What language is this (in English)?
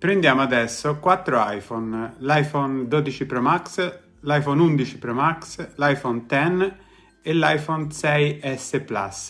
Italian